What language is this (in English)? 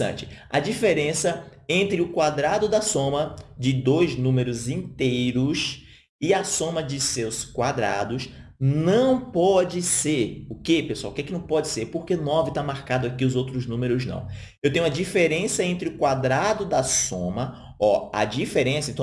Portuguese